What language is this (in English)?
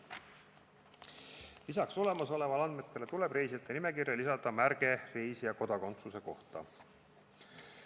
Estonian